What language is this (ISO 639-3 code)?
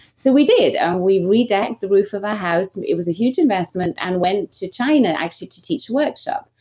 eng